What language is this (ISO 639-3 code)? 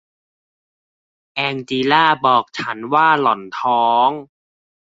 tha